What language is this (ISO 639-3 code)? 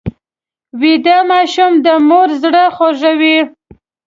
pus